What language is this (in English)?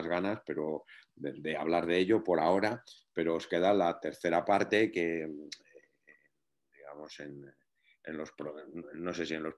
Spanish